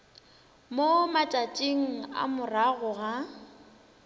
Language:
Northern Sotho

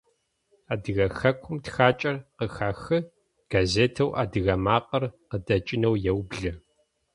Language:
Adyghe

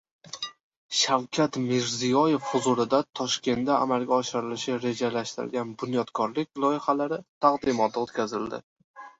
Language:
Uzbek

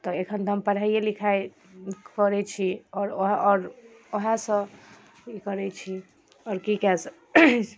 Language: Maithili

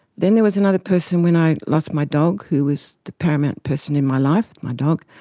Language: English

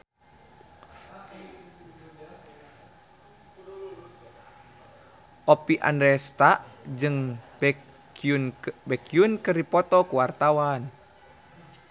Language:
Sundanese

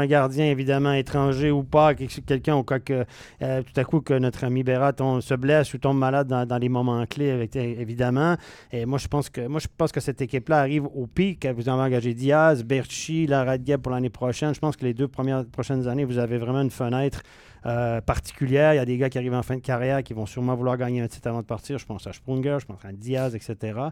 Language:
French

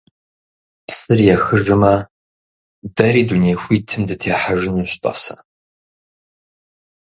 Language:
Kabardian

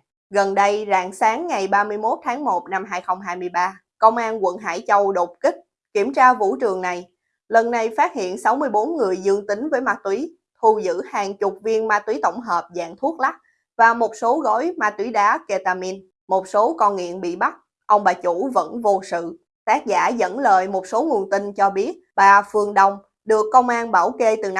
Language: Vietnamese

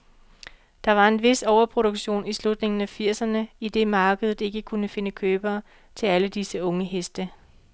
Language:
Danish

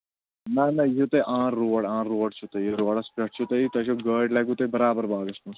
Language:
Kashmiri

